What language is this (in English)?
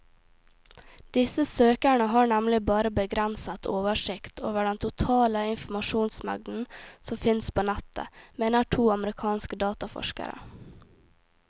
Norwegian